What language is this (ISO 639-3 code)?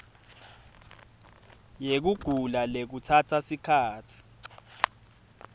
ssw